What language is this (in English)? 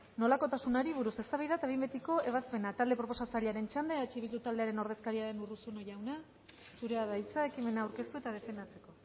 Basque